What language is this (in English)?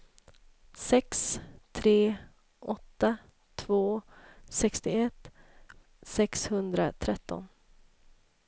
Swedish